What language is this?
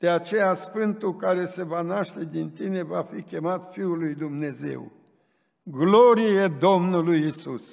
Romanian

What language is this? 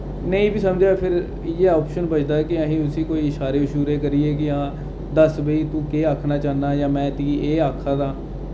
Dogri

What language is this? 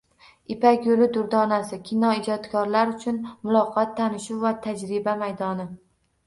Uzbek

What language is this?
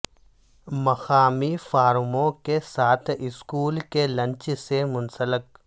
Urdu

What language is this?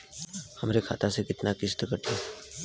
Bhojpuri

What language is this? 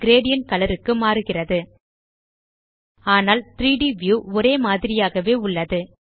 Tamil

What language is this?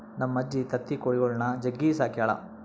Kannada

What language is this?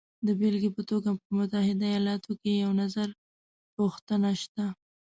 Pashto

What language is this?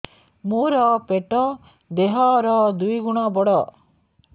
Odia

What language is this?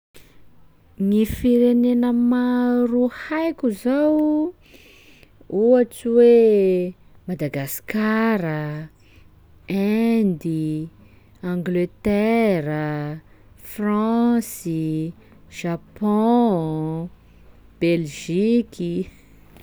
Sakalava Malagasy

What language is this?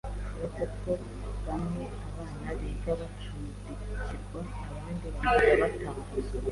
Kinyarwanda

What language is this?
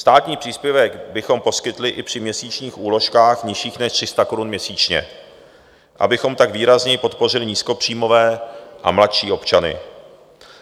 Czech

